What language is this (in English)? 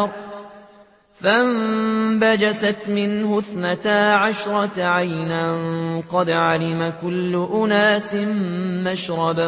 Arabic